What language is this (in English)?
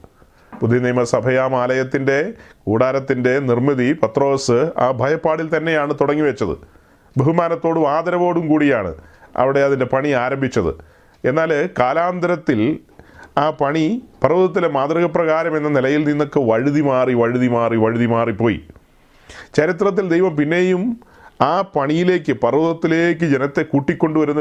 Malayalam